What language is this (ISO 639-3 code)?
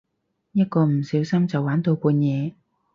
yue